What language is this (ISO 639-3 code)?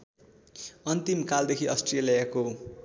nep